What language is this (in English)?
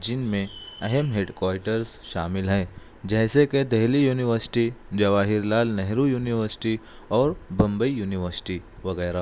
Urdu